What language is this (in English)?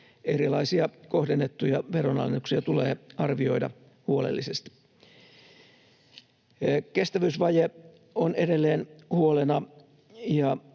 Finnish